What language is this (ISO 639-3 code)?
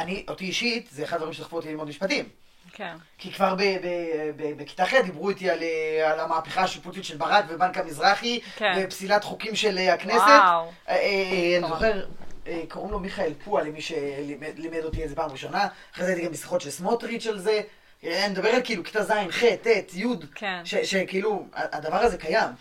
heb